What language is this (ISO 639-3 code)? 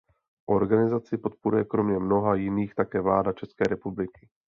ces